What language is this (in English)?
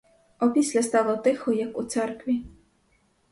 Ukrainian